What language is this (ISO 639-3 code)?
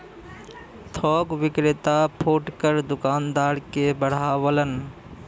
bho